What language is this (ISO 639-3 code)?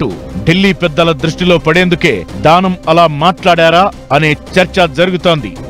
tel